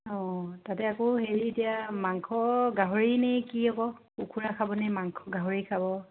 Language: Assamese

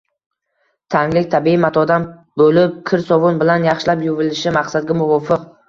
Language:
Uzbek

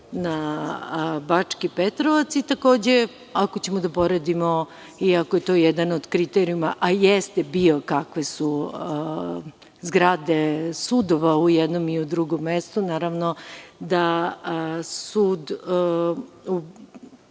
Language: Serbian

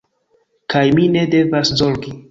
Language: Esperanto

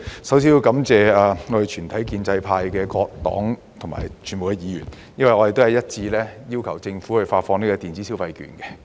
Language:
Cantonese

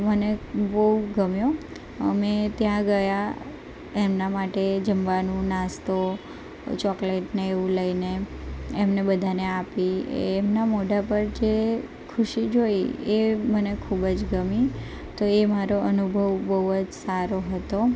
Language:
Gujarati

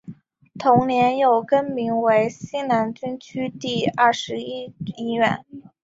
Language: Chinese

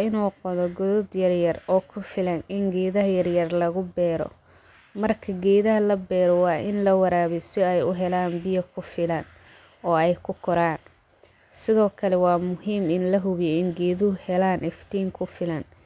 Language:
Somali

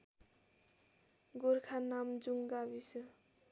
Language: Nepali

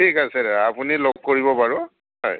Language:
Assamese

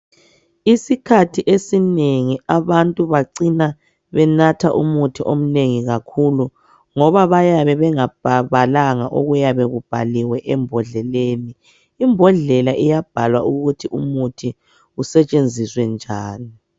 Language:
North Ndebele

